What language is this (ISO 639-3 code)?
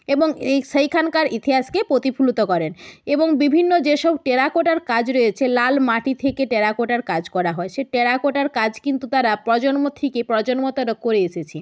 ben